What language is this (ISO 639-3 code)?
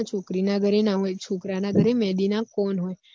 guj